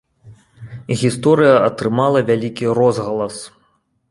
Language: Belarusian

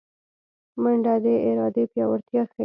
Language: Pashto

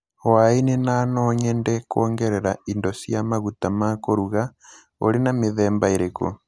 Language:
Kikuyu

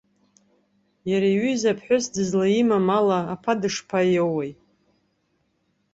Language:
Abkhazian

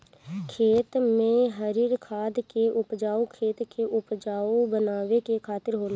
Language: Bhojpuri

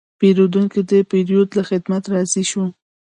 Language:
Pashto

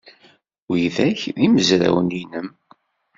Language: Kabyle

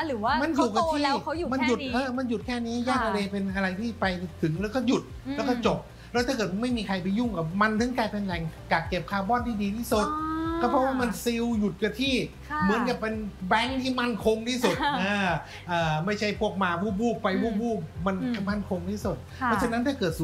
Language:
Thai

